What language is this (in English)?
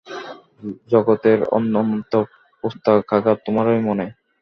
Bangla